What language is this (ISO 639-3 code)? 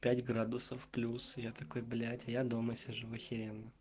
rus